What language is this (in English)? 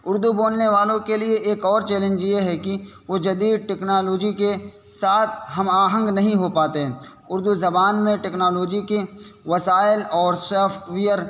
Urdu